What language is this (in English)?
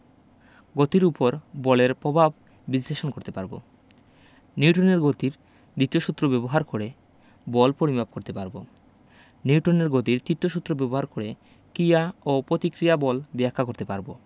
Bangla